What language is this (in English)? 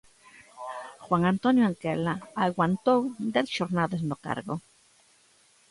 Galician